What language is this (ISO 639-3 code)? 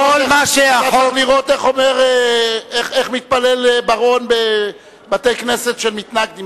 heb